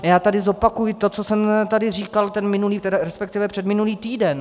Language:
Czech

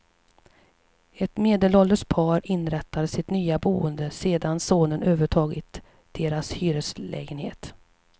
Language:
Swedish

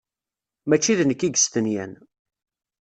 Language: Kabyle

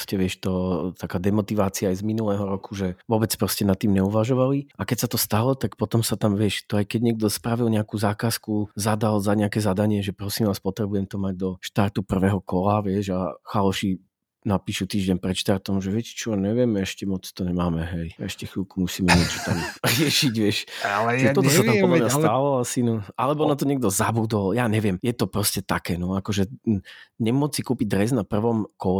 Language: Slovak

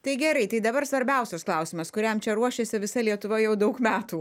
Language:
Lithuanian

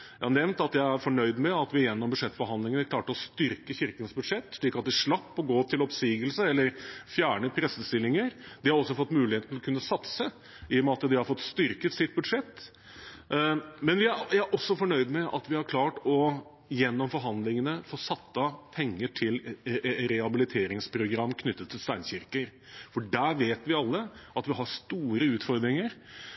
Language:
Norwegian Bokmål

